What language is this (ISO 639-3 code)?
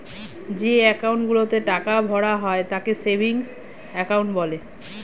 ben